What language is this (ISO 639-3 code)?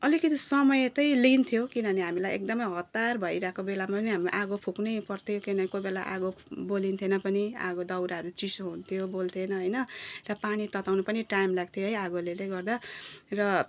nep